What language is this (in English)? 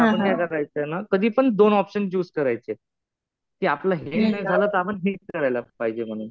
Marathi